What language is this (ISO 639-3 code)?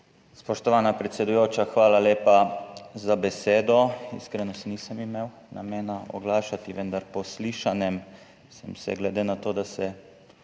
slv